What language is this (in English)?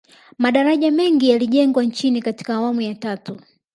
Swahili